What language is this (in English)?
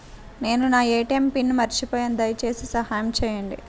Telugu